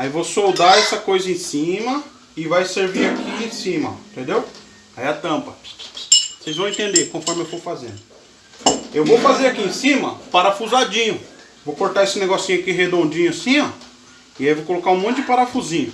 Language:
Portuguese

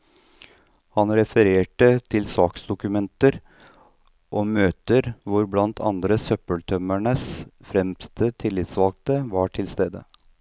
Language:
Norwegian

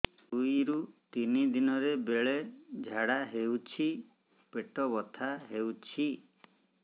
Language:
Odia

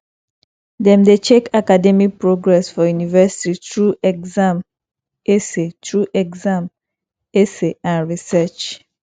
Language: Nigerian Pidgin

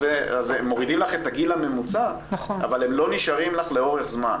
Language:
Hebrew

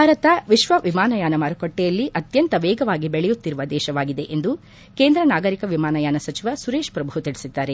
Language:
Kannada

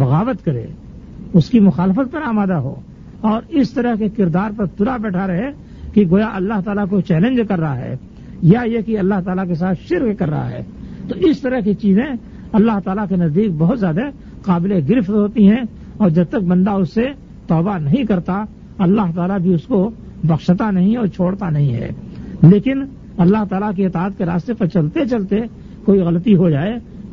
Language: Urdu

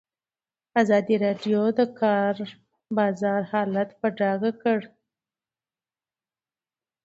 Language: Pashto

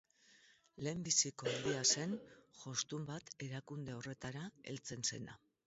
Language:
Basque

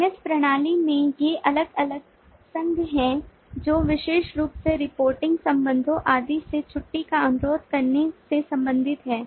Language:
Hindi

